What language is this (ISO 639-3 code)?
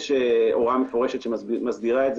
heb